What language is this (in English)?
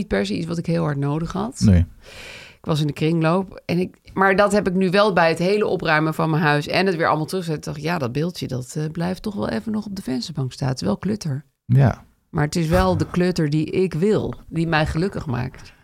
Dutch